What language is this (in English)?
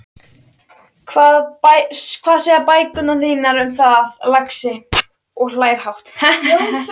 Icelandic